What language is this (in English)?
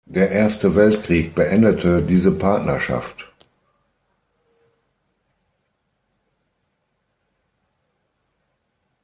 German